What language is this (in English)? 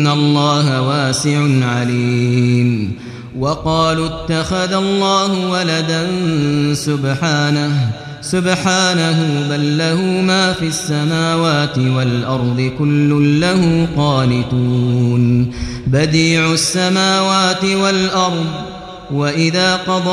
Arabic